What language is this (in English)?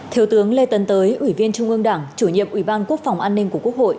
Vietnamese